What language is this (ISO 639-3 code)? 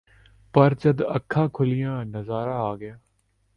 pan